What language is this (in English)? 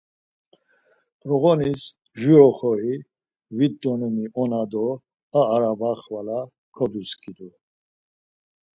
Laz